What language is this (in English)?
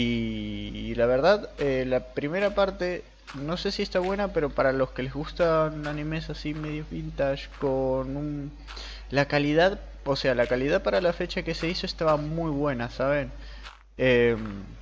Spanish